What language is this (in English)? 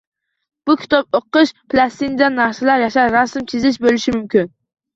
Uzbek